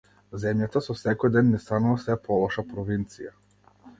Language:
Macedonian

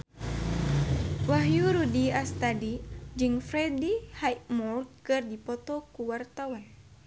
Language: Sundanese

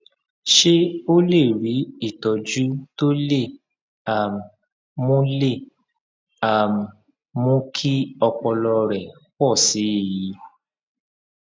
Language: Yoruba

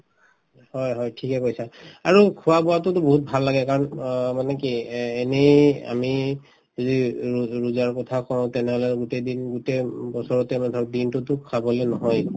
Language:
Assamese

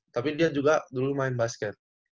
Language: Indonesian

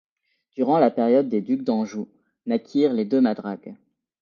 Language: French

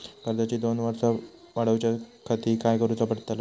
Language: Marathi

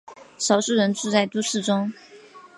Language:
Chinese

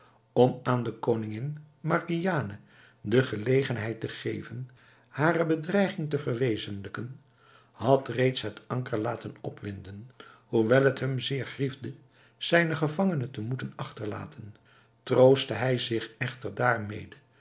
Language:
Dutch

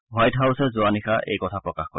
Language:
Assamese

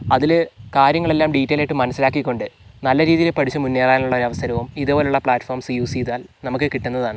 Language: Malayalam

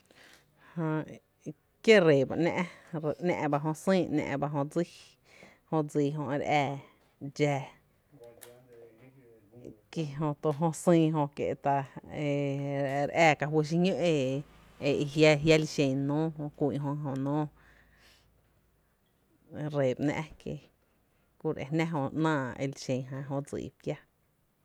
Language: Tepinapa Chinantec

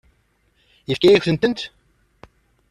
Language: Kabyle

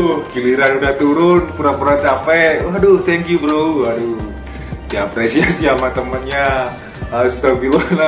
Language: Indonesian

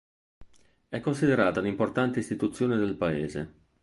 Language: Italian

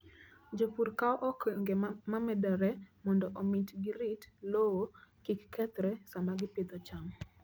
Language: Luo (Kenya and Tanzania)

